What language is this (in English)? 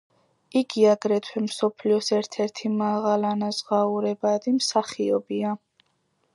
Georgian